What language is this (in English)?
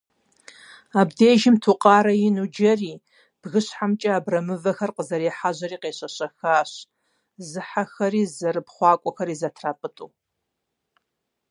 Kabardian